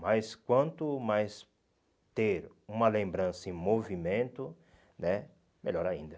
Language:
Portuguese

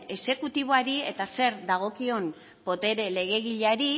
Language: Basque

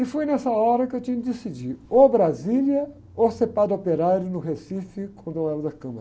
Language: Portuguese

